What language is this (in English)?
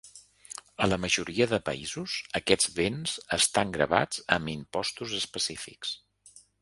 Catalan